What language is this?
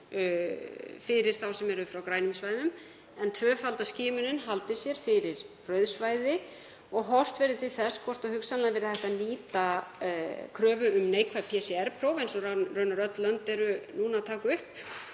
Icelandic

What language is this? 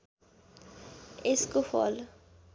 Nepali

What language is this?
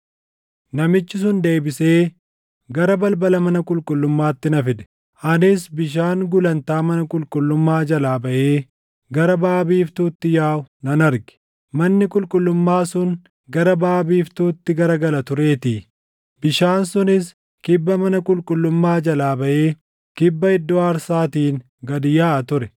Oromo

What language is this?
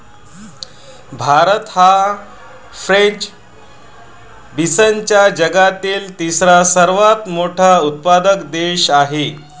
Marathi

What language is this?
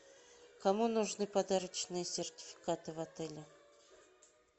Russian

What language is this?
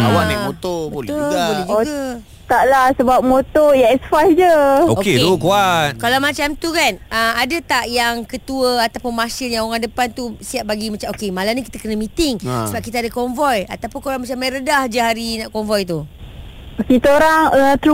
Malay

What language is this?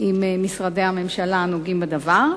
Hebrew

